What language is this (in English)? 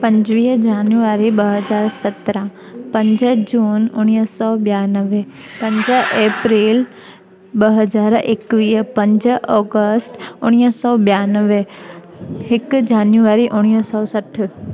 Sindhi